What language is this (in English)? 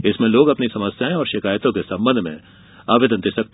Hindi